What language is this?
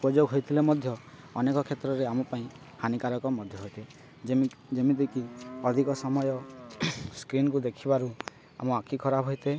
Odia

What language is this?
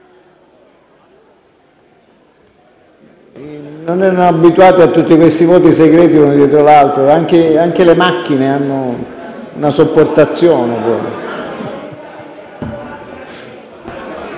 Italian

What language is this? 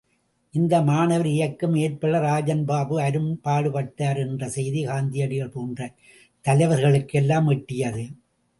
Tamil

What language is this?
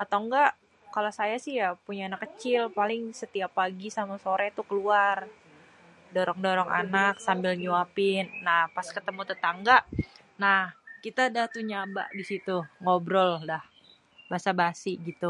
Betawi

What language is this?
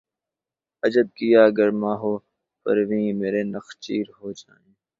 Urdu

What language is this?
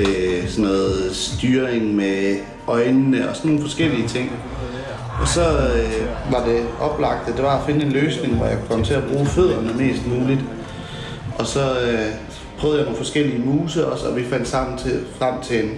Danish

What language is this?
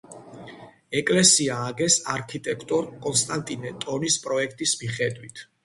Georgian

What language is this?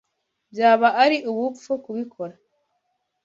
Kinyarwanda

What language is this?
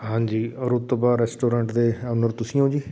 Punjabi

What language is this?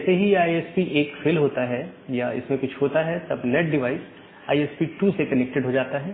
Hindi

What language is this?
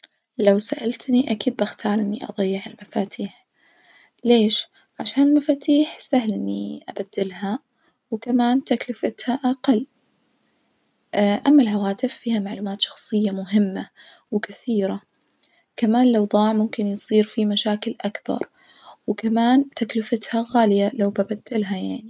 Najdi Arabic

